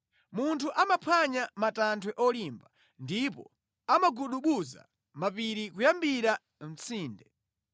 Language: Nyanja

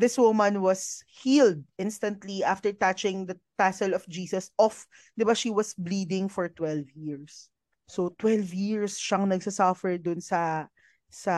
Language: Filipino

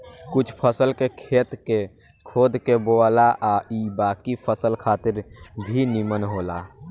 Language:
Bhojpuri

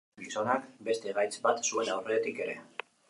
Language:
Basque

